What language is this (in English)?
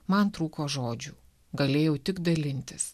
Lithuanian